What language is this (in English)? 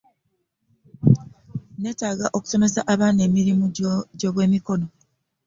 Ganda